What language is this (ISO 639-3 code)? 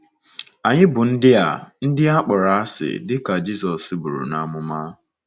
ibo